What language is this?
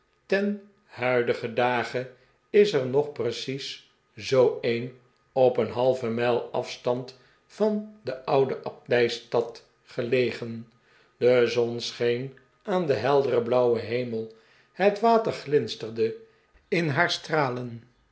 Dutch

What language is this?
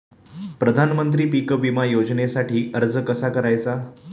Marathi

